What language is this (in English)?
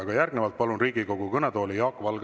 Estonian